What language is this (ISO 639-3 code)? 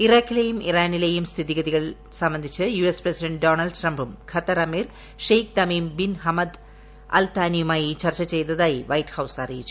mal